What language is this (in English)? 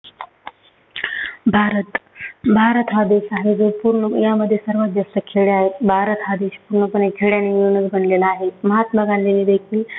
Marathi